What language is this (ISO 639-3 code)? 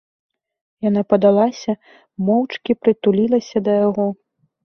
bel